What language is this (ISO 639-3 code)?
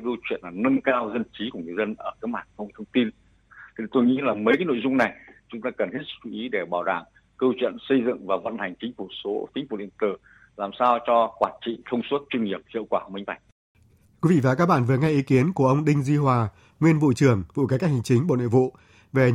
vie